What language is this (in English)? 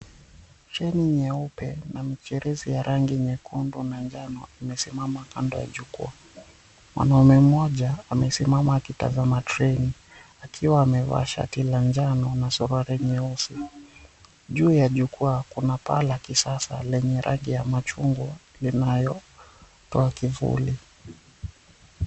Swahili